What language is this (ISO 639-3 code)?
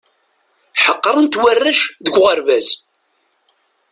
kab